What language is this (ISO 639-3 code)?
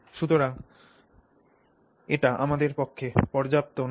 ben